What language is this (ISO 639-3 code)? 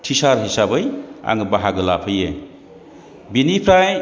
brx